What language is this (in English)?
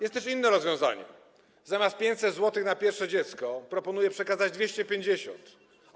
Polish